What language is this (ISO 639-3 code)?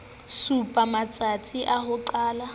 sot